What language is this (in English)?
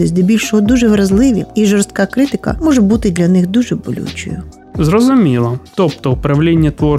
Ukrainian